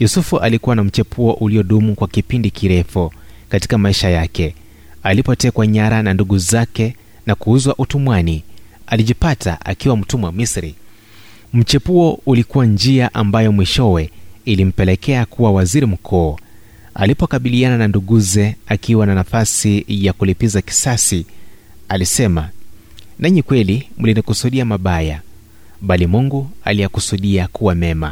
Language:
Swahili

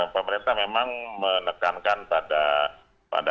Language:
Indonesian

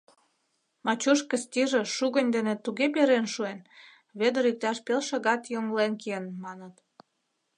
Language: Mari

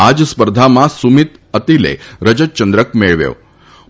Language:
Gujarati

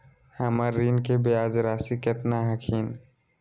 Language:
Magahi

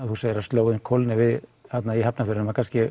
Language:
Icelandic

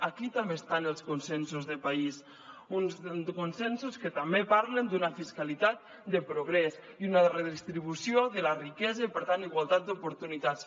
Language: Catalan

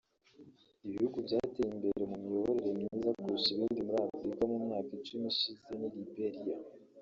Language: Kinyarwanda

